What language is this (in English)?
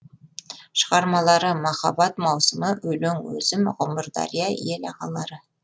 Kazakh